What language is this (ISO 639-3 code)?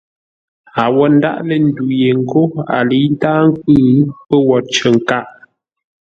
nla